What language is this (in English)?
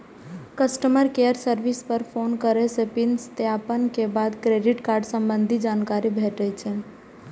Maithili